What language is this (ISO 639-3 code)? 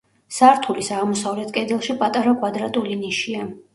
kat